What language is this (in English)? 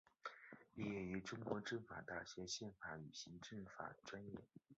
Chinese